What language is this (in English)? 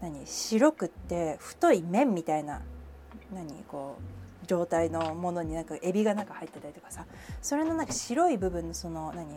Japanese